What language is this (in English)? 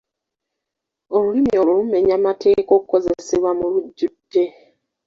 Ganda